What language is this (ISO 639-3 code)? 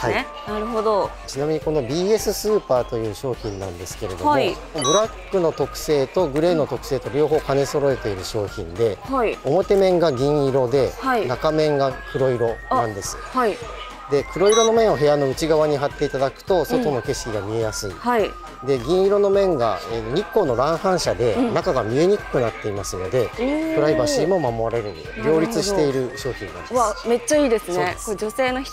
jpn